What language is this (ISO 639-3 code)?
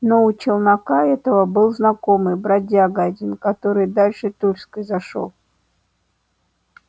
rus